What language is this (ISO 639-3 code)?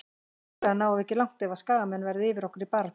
isl